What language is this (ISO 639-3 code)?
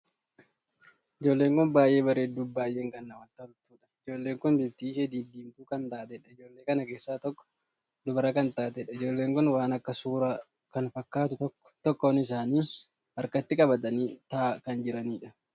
orm